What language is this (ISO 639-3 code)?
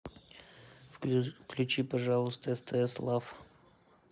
rus